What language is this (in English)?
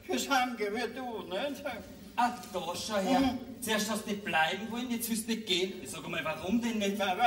German